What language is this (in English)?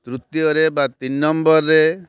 Odia